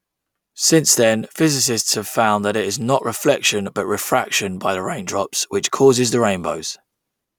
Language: English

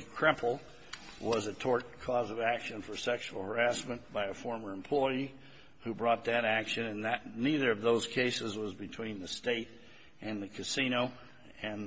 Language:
English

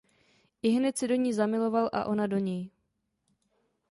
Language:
Czech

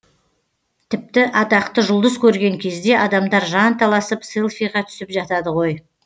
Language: Kazakh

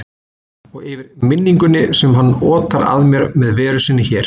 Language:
Icelandic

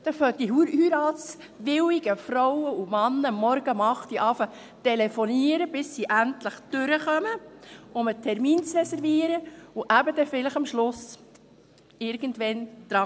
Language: Swiss German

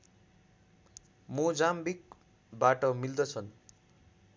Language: Nepali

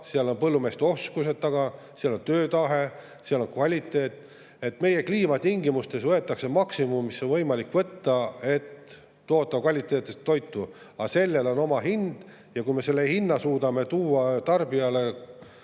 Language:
Estonian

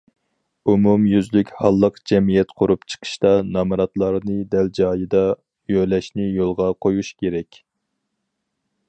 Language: Uyghur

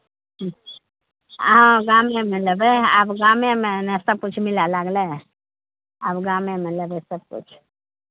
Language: Maithili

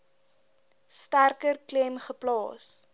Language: Afrikaans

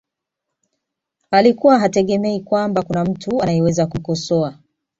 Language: Swahili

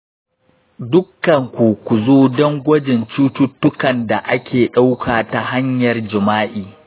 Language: Hausa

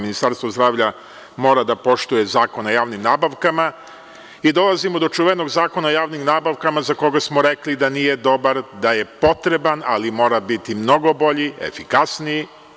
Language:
Serbian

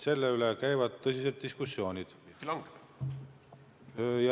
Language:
Estonian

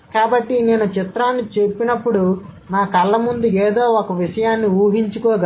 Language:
Telugu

